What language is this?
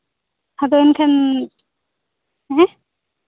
Santali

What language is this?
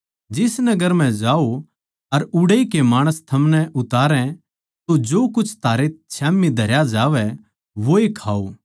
Haryanvi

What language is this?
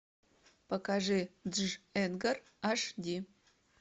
Russian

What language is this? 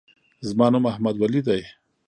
Pashto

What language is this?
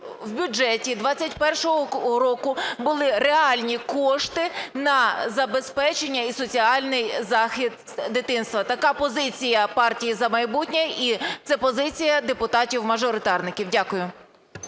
Ukrainian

